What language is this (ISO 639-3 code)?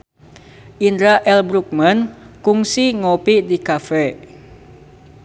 sun